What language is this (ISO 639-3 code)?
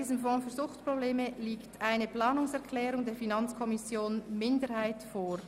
gsw